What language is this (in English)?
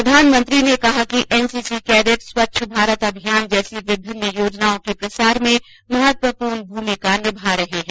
Hindi